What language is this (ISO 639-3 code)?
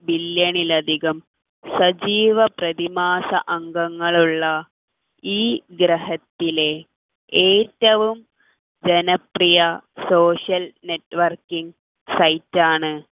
mal